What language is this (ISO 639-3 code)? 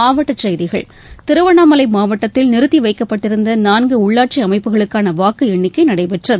tam